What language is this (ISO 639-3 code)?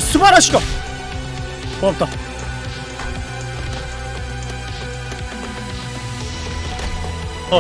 kor